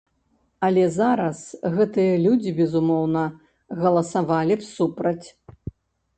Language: Belarusian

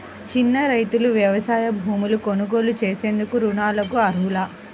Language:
Telugu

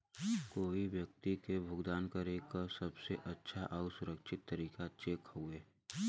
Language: Bhojpuri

